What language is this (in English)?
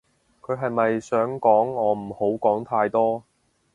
Cantonese